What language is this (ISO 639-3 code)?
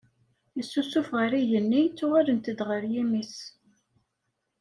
kab